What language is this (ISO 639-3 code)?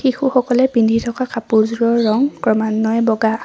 asm